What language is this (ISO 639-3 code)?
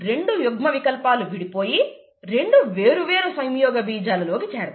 tel